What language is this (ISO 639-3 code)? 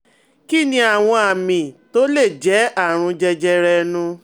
yor